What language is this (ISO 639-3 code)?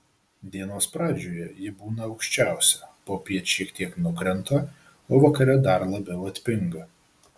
lit